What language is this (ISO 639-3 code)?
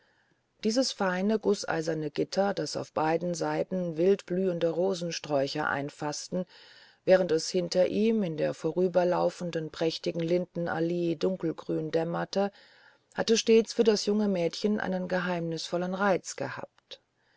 deu